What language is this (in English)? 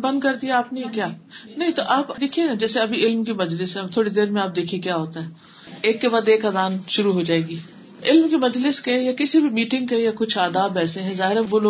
Urdu